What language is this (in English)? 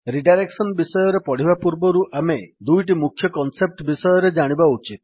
Odia